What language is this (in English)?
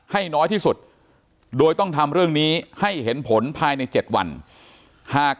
Thai